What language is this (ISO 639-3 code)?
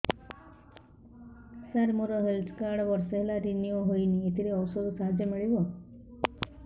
ori